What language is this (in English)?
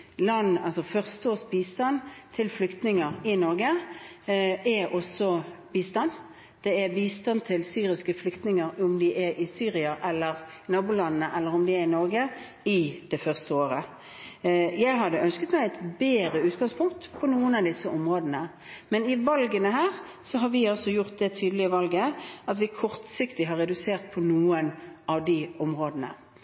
Norwegian Bokmål